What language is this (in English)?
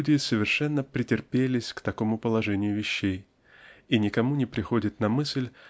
Russian